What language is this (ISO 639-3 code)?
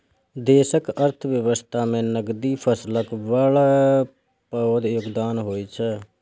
mai